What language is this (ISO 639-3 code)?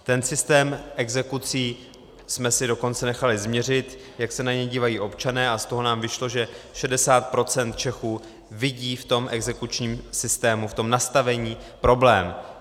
ces